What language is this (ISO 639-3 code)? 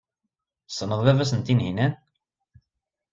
kab